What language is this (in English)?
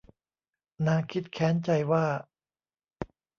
Thai